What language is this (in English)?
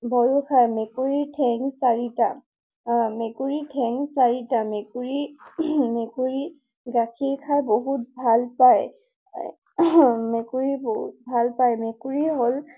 Assamese